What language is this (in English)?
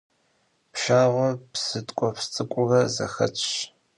Kabardian